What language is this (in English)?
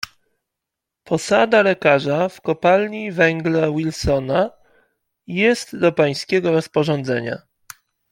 Polish